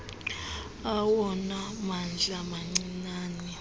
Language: Xhosa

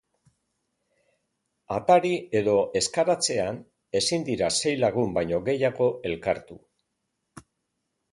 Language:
Basque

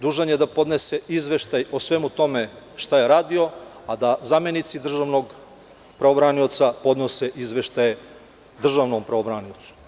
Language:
Serbian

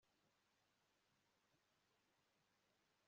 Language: Kinyarwanda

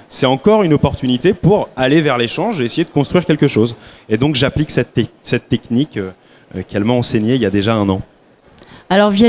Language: French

